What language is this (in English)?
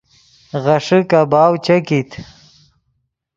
Yidgha